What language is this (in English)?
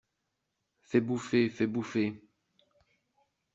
French